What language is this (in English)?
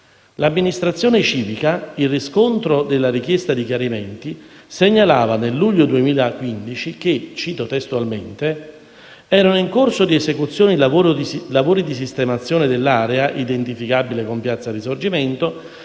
Italian